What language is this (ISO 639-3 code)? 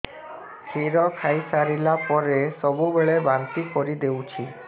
ori